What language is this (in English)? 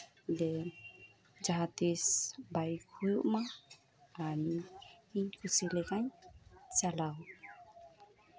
Santali